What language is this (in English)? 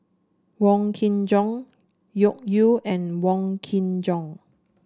English